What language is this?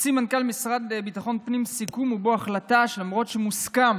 Hebrew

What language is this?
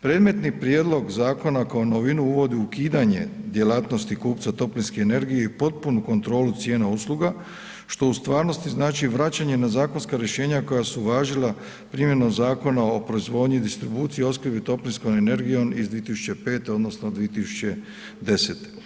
Croatian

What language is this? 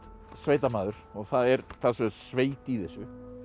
Icelandic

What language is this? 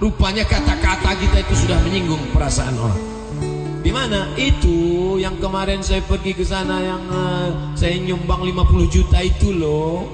Indonesian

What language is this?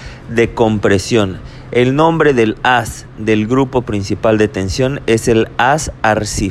Spanish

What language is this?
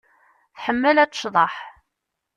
Kabyle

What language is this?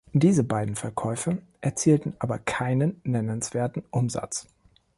German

